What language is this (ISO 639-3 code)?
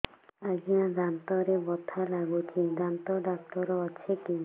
ori